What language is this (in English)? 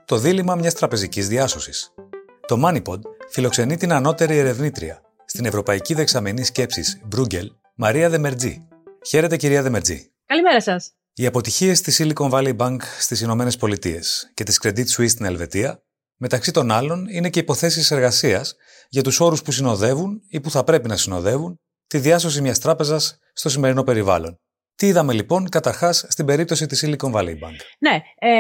Greek